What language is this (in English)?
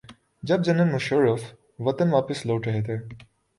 Urdu